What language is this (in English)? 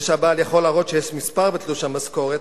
Hebrew